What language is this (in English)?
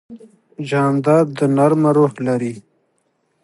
Pashto